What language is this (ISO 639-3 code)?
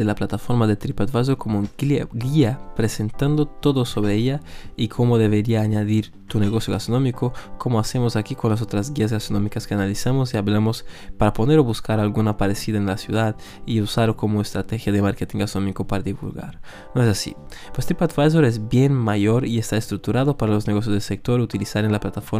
spa